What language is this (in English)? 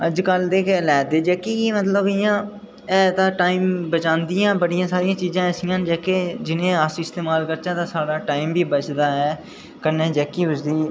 Dogri